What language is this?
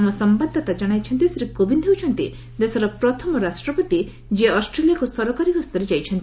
Odia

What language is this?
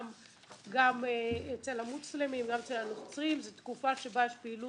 Hebrew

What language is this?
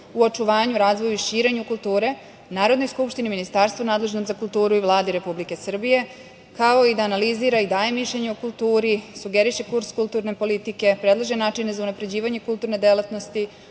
Serbian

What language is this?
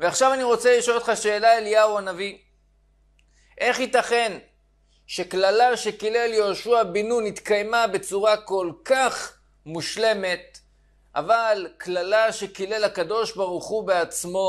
Hebrew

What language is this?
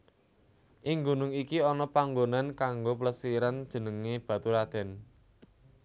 Javanese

